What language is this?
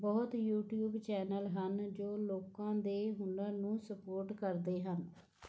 Punjabi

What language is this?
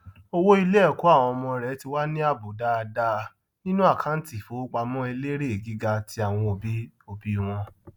Yoruba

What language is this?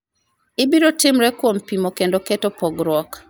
Luo (Kenya and Tanzania)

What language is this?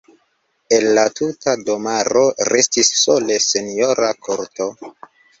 Esperanto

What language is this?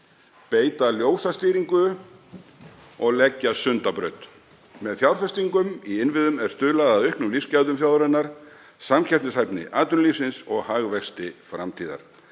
Icelandic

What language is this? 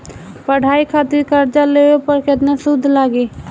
Bhojpuri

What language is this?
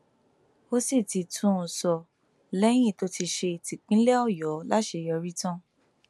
Yoruba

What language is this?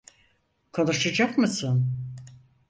Turkish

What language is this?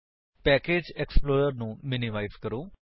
Punjabi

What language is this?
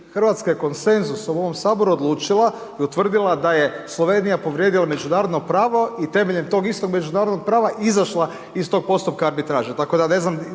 Croatian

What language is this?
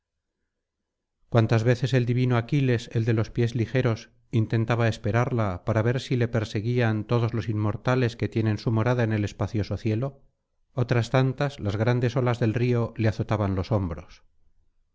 Spanish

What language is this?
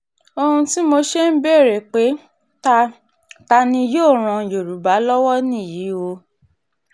Yoruba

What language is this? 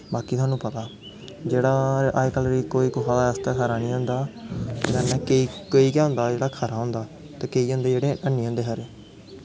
Dogri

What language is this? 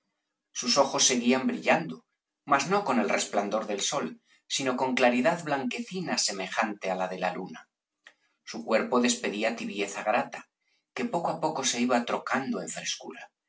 Spanish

